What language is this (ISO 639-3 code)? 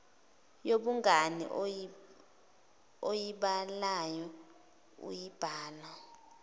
zul